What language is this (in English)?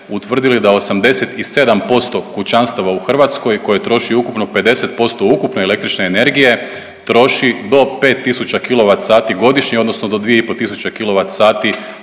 Croatian